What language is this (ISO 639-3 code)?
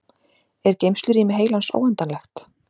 isl